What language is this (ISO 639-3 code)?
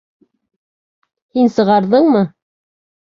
bak